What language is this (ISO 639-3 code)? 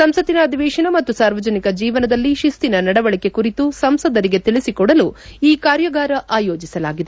kan